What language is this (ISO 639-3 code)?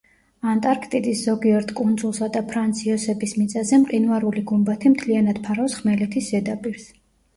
kat